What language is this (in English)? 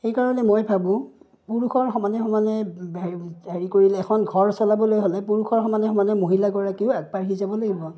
Assamese